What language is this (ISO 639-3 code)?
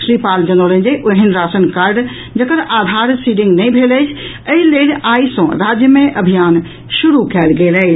mai